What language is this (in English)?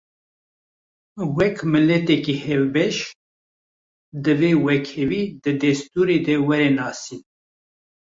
Kurdish